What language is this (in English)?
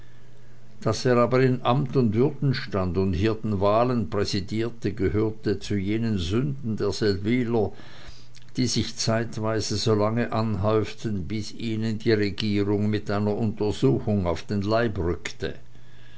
German